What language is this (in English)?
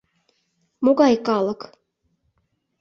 Mari